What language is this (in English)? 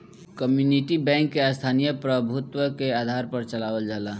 Bhojpuri